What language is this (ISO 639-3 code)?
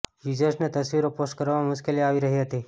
guj